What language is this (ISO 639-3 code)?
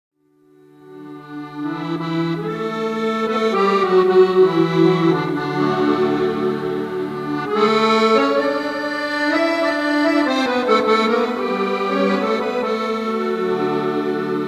ron